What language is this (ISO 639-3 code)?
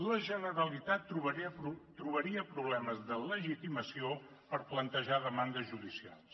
cat